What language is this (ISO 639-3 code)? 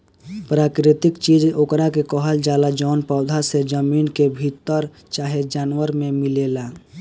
bho